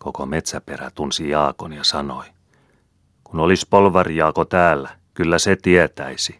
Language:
Finnish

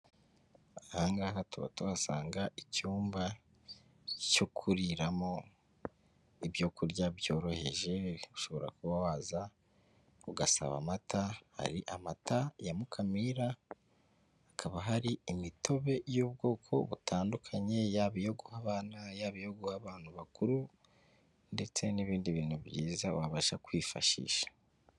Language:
Kinyarwanda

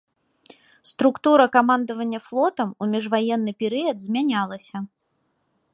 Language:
Belarusian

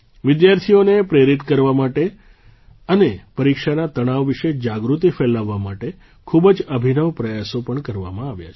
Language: Gujarati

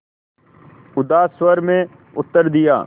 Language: Hindi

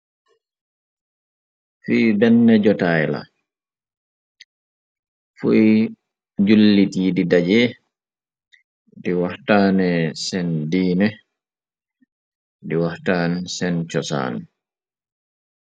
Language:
Wolof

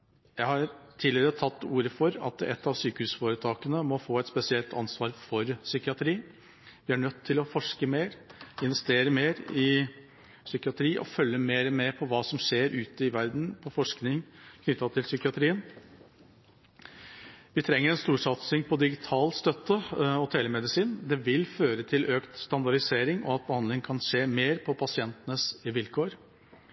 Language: Norwegian Bokmål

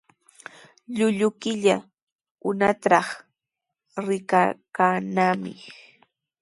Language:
Sihuas Ancash Quechua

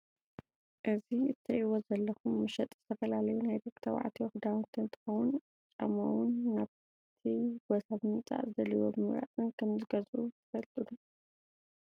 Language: Tigrinya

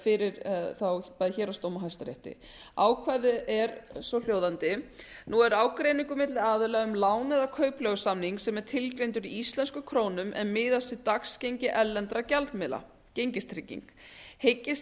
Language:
Icelandic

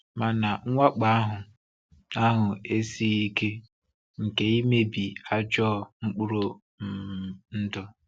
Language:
Igbo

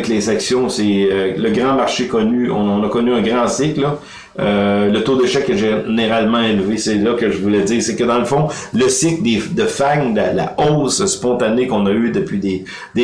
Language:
French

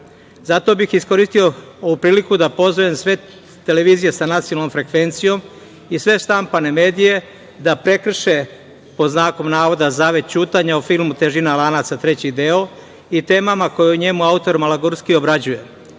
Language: Serbian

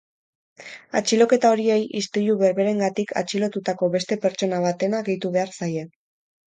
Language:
Basque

